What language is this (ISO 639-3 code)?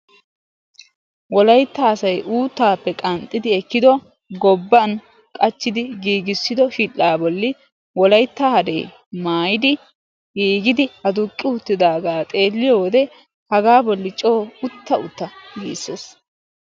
wal